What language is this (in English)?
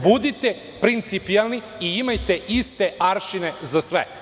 Serbian